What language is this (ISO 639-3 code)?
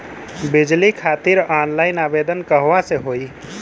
bho